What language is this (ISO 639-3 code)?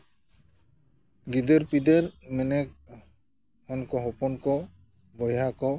sat